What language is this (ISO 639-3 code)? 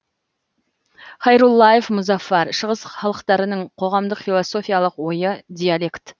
kaz